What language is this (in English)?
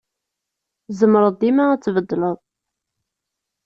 Kabyle